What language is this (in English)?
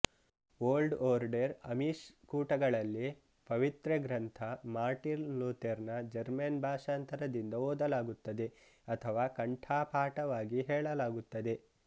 Kannada